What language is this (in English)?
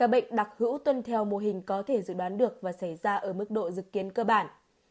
Vietnamese